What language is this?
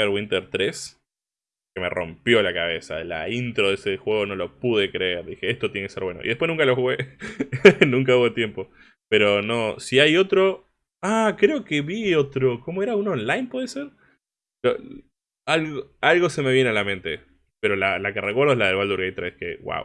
Spanish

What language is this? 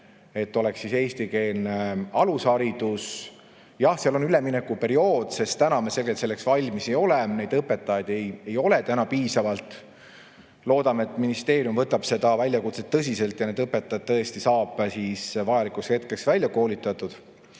Estonian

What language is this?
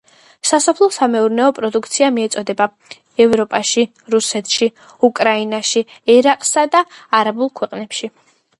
Georgian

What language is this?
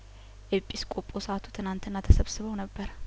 Amharic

